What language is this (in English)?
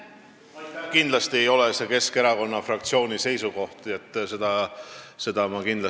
Estonian